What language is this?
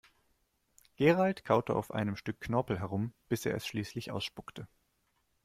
German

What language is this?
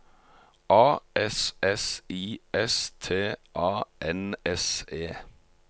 Norwegian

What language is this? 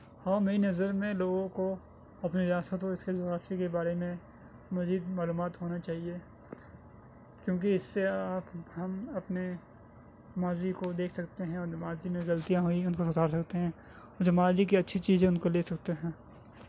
Urdu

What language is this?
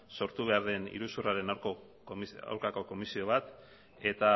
Basque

